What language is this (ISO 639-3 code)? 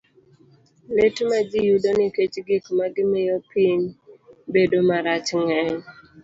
luo